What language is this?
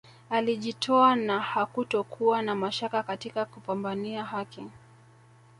Swahili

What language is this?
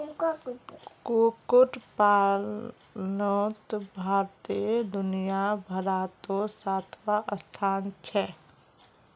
Magahi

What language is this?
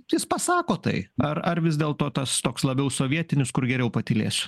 Lithuanian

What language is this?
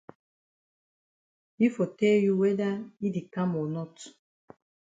Cameroon Pidgin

